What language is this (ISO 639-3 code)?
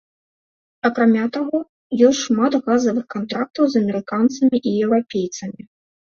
bel